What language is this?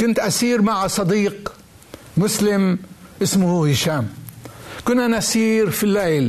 Arabic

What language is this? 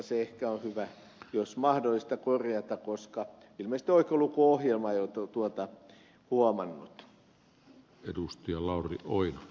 Finnish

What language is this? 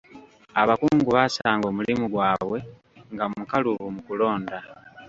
Ganda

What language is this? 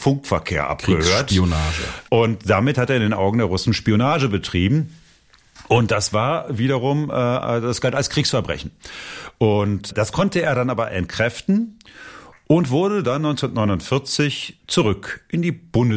German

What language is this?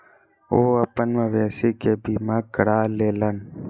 Maithili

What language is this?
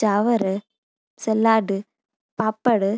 Sindhi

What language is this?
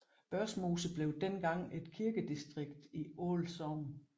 Danish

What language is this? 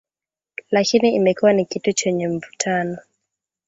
Swahili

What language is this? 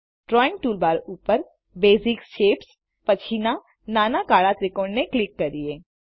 Gujarati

